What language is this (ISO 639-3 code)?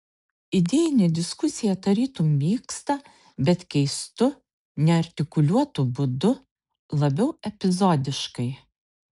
lit